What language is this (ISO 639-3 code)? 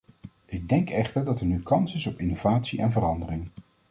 nld